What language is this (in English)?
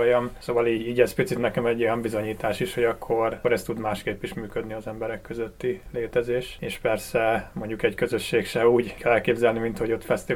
Hungarian